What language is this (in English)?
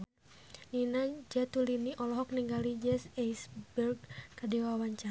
Sundanese